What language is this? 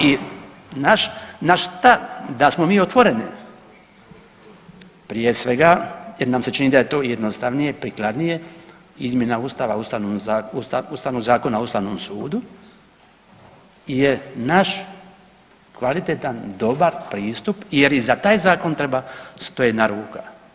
Croatian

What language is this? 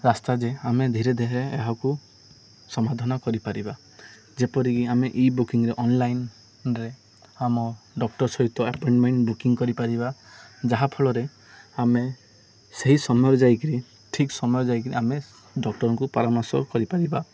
Odia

